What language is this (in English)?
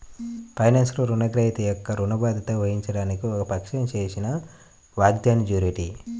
Telugu